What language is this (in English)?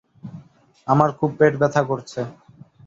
Bangla